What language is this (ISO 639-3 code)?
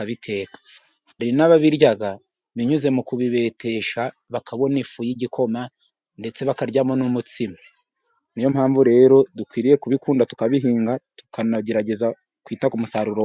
kin